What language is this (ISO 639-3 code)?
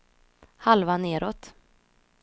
swe